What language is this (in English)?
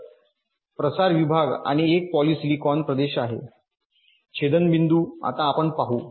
Marathi